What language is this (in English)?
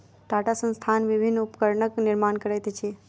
Maithili